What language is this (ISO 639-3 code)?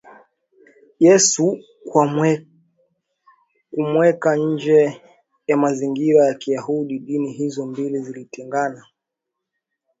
swa